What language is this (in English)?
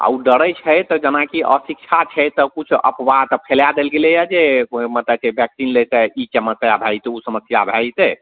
Maithili